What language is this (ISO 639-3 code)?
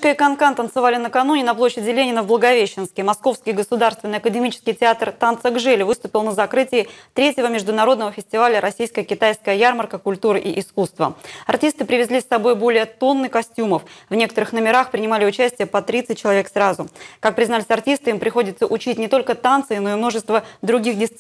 rus